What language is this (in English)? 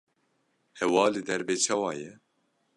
Kurdish